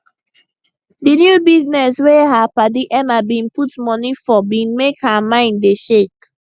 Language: Nigerian Pidgin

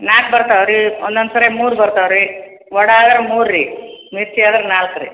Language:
Kannada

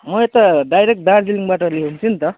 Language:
Nepali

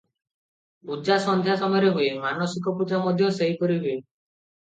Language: Odia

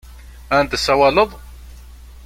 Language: Kabyle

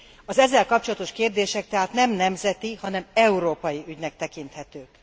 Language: Hungarian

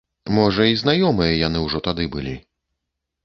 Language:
Belarusian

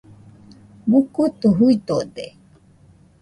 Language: Nüpode Huitoto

